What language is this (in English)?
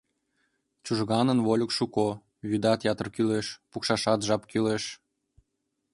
Mari